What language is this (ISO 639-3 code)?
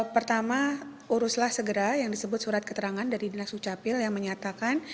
ind